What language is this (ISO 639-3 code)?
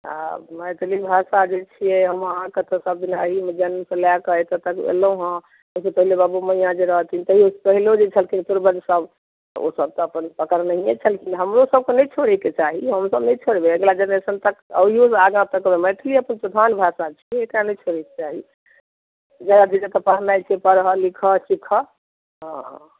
mai